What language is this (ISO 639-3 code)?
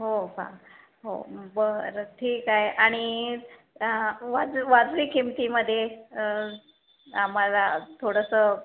mar